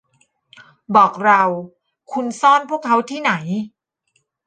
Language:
Thai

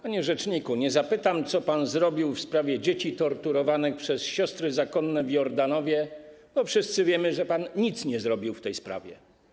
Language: Polish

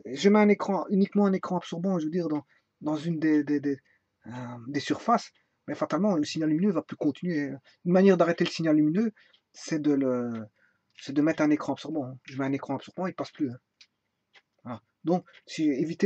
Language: French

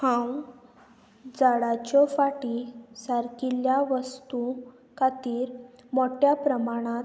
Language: Konkani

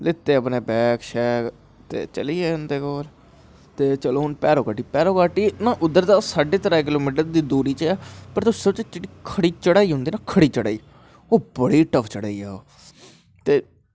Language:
Dogri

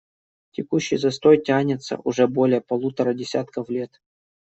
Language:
Russian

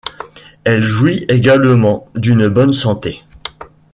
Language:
French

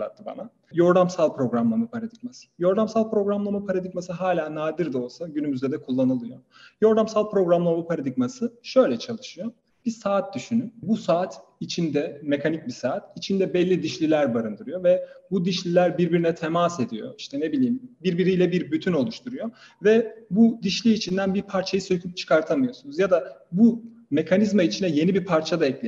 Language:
Turkish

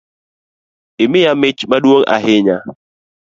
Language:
Luo (Kenya and Tanzania)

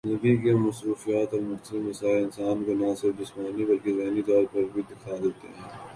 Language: Urdu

